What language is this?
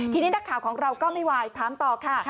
Thai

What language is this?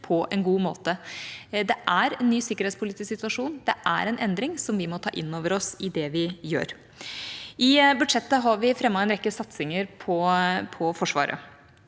Norwegian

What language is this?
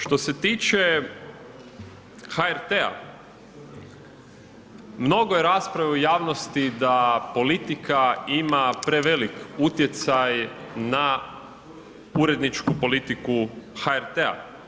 Croatian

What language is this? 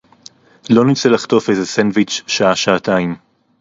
Hebrew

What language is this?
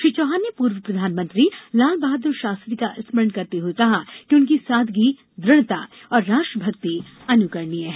Hindi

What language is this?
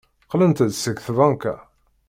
Kabyle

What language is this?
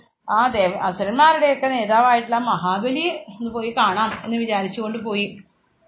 Malayalam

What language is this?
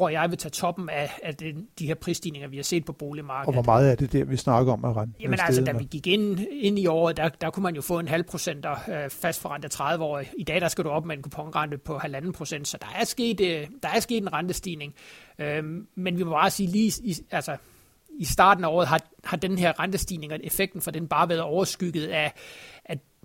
Danish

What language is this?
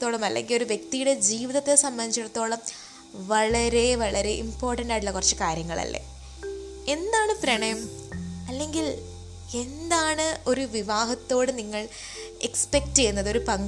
Malayalam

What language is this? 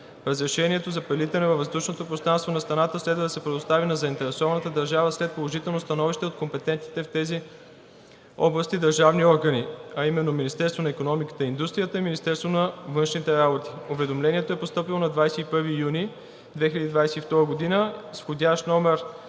Bulgarian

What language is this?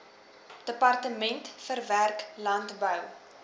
Afrikaans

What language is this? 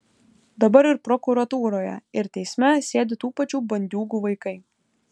Lithuanian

